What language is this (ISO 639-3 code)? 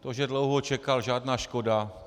ces